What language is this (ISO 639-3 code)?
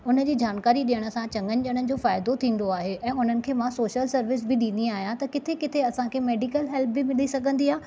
snd